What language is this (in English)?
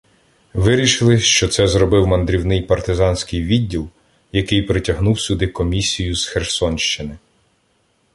Ukrainian